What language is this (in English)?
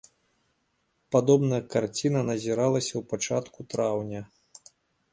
Belarusian